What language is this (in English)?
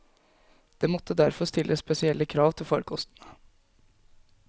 Norwegian